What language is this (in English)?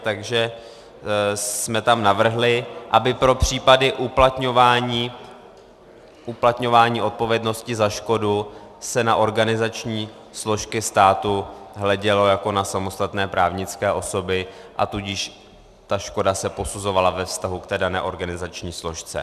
Czech